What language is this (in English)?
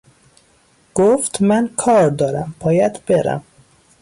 Persian